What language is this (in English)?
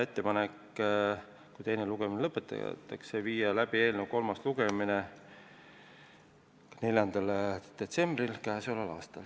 Estonian